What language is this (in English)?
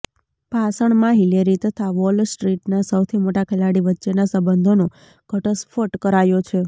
Gujarati